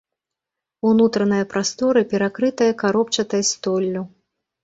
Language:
Belarusian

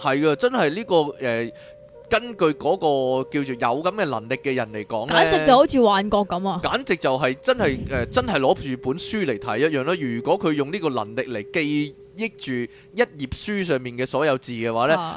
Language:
Chinese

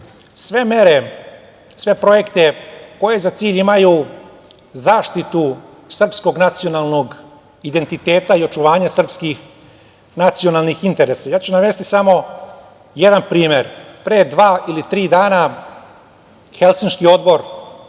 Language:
Serbian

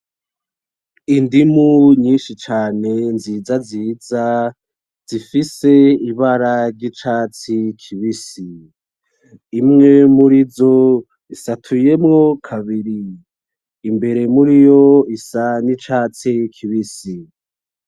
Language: Rundi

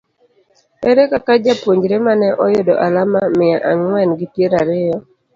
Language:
Luo (Kenya and Tanzania)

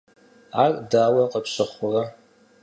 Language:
Kabardian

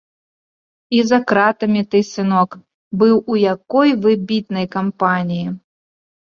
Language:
Belarusian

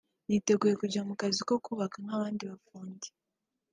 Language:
Kinyarwanda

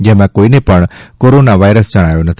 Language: Gujarati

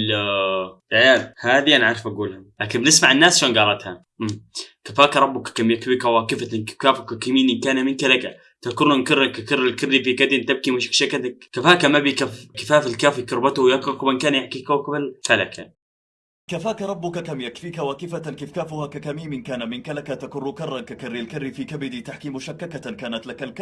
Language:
Arabic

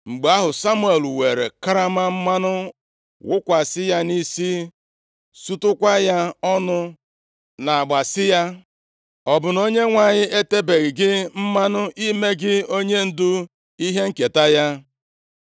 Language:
Igbo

